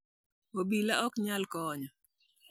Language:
Luo (Kenya and Tanzania)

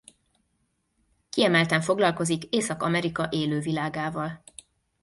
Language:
Hungarian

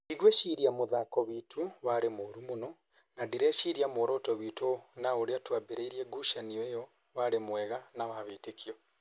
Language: Kikuyu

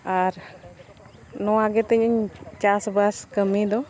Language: Santali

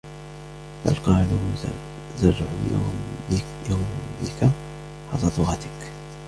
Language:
Arabic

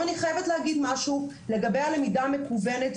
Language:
Hebrew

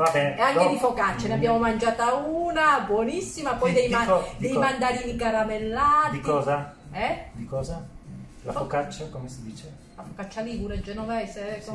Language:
Italian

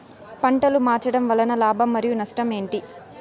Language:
Telugu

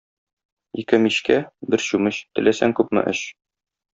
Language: Tatar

